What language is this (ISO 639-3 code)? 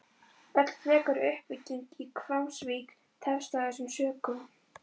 isl